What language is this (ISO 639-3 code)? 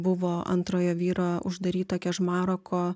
lit